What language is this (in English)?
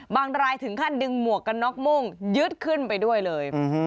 Thai